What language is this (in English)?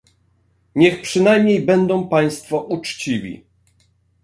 Polish